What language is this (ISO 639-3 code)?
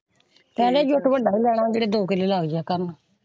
pan